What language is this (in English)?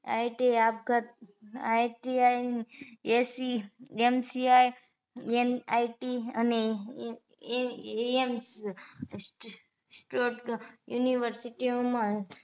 Gujarati